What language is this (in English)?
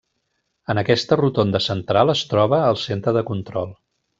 Catalan